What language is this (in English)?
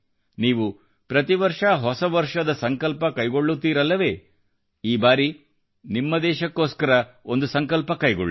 Kannada